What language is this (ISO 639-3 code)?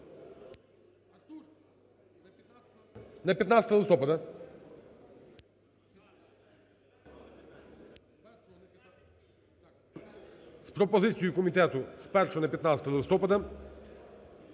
ukr